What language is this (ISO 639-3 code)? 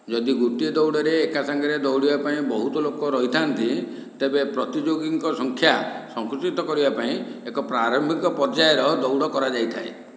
ori